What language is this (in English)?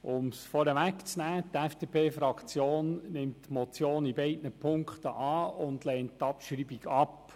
Swiss German